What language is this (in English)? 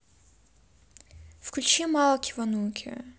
Russian